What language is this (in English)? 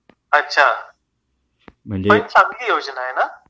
Marathi